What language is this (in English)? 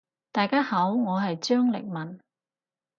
Cantonese